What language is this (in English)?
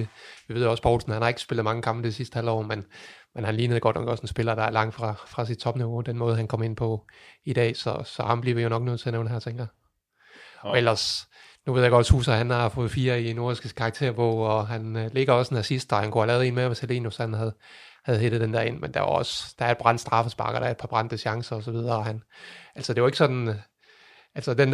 Danish